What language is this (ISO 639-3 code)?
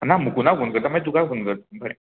kok